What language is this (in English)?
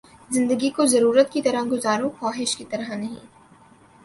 Urdu